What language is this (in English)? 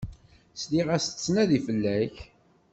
Kabyle